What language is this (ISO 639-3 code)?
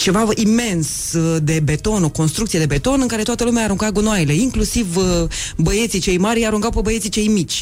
ron